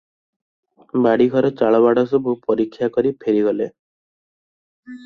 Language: Odia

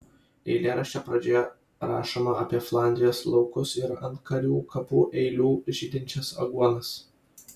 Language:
Lithuanian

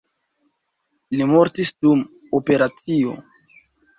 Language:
Esperanto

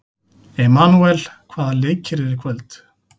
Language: Icelandic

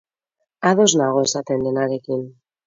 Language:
Basque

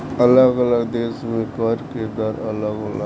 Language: Bhojpuri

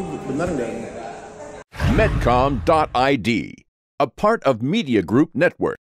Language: Indonesian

